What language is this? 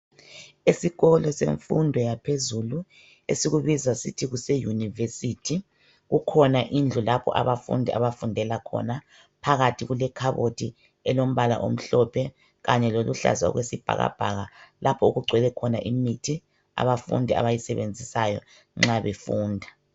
North Ndebele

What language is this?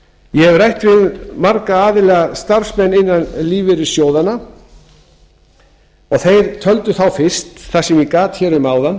Icelandic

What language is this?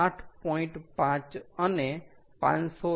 Gujarati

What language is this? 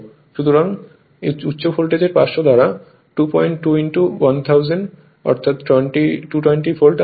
Bangla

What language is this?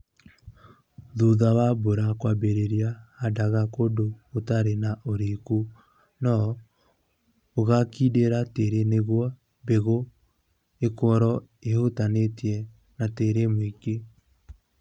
Kikuyu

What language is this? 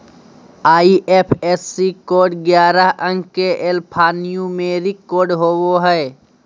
Magahi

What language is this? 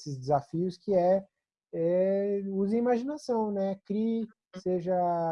Portuguese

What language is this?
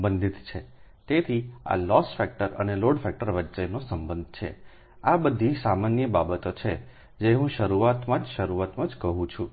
Gujarati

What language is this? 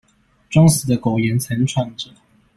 Chinese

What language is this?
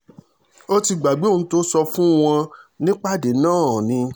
Yoruba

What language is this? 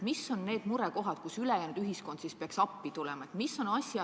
Estonian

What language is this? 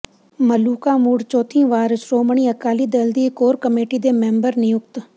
Punjabi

